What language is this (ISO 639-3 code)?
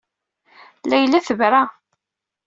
kab